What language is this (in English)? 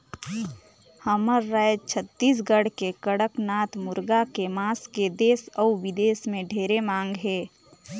Chhattisgarhi